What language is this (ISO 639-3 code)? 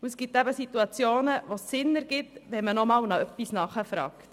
gsw